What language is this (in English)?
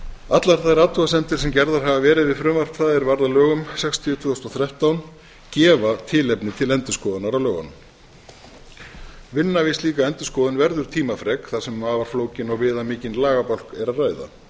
Icelandic